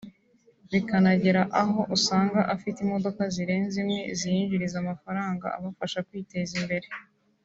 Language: Kinyarwanda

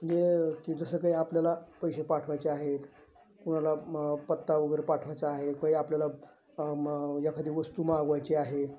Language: Marathi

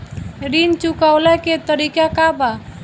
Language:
Bhojpuri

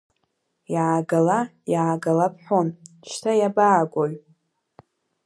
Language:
Abkhazian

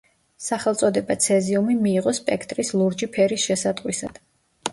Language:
Georgian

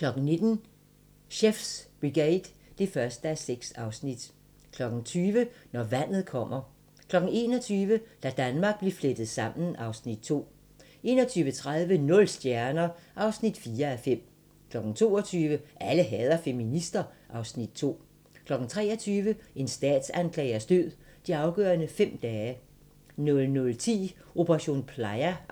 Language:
Danish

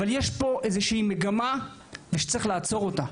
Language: Hebrew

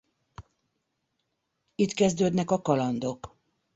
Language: Hungarian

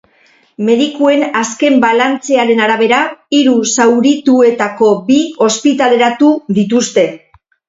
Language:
Basque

